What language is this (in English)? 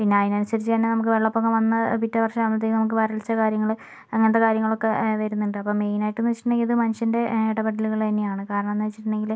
Malayalam